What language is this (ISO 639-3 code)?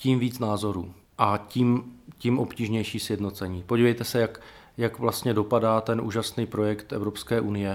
ces